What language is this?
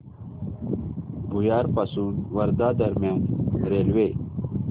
Marathi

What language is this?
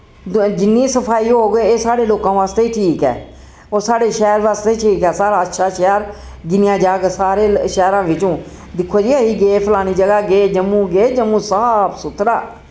Dogri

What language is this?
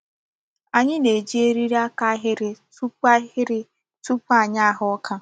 Igbo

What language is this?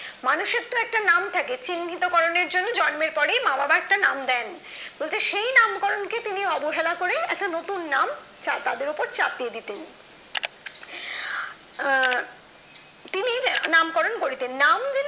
Bangla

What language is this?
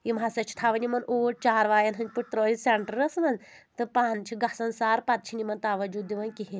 Kashmiri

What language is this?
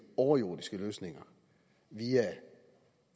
Danish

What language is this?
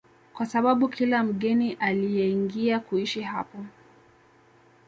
Swahili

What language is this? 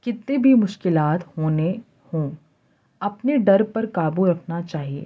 Urdu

